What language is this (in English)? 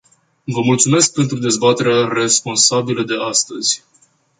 Romanian